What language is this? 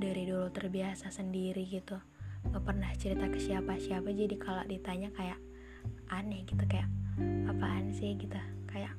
Indonesian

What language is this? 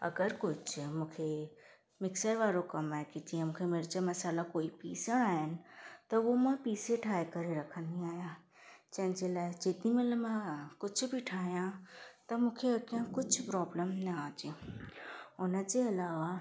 Sindhi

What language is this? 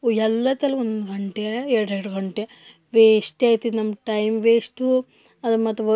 Kannada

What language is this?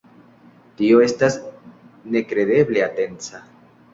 Esperanto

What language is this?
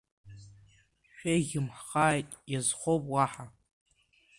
Abkhazian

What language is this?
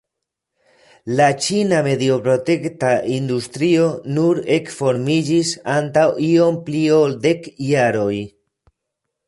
Esperanto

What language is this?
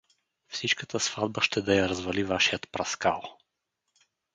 Bulgarian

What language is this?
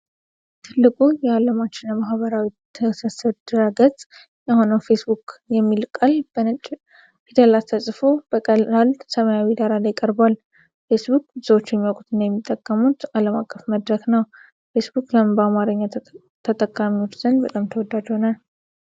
Amharic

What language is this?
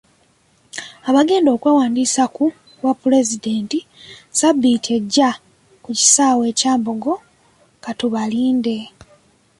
Ganda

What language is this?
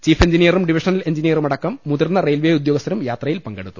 Malayalam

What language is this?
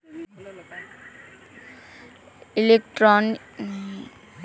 Bhojpuri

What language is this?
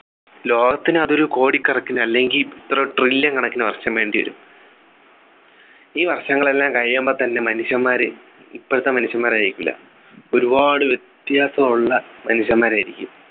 Malayalam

